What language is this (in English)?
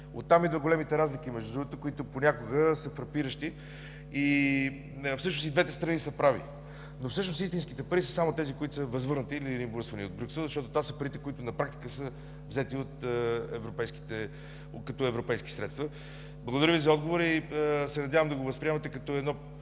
Bulgarian